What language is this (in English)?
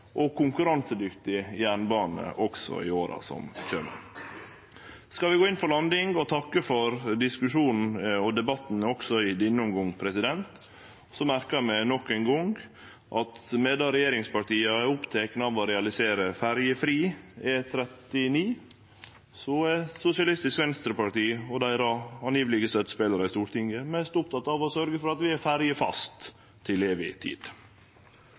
Norwegian Nynorsk